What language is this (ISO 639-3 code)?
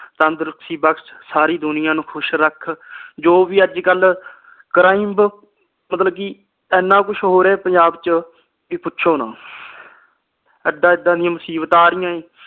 pan